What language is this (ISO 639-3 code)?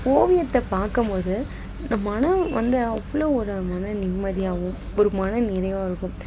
tam